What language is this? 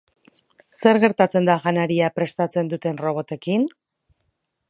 Basque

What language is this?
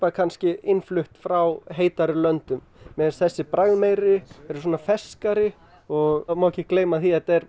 Icelandic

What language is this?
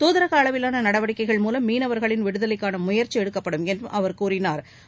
Tamil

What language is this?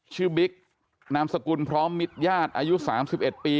Thai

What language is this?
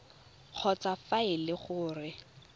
Tswana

